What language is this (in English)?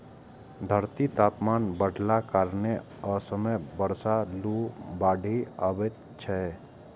Maithili